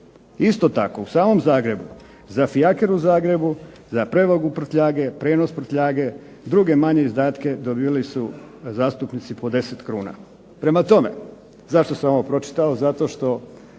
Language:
Croatian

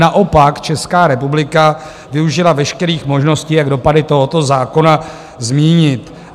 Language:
Czech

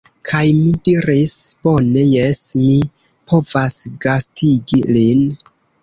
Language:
Esperanto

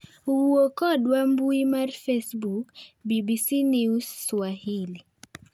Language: Luo (Kenya and Tanzania)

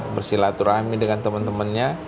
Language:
Indonesian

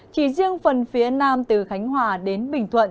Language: Vietnamese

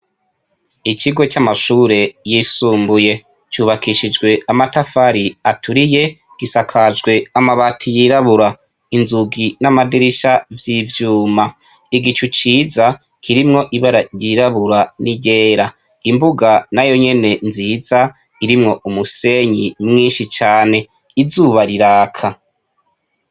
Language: Rundi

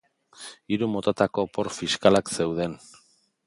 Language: Basque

